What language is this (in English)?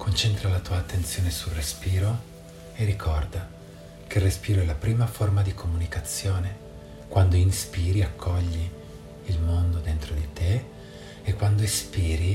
Italian